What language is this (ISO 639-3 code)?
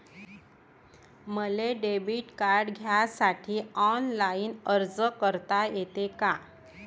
mar